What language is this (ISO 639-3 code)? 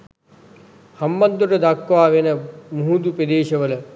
sin